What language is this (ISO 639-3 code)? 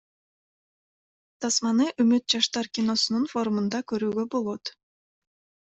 kir